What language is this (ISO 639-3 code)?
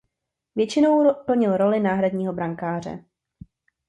ces